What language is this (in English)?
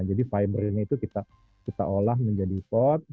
Indonesian